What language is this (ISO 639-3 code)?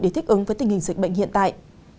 vie